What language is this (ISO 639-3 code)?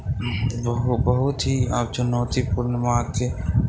mai